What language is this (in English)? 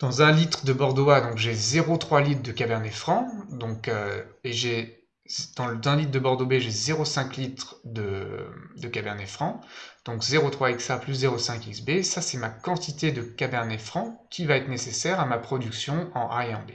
French